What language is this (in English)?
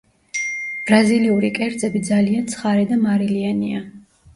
Georgian